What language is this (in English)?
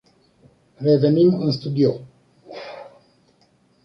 Romanian